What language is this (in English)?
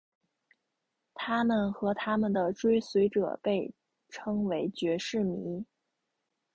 Chinese